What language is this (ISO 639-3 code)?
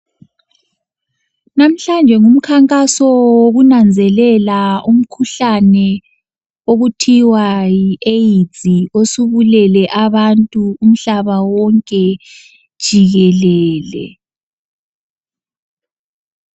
nde